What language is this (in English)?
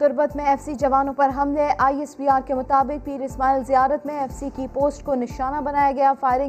Urdu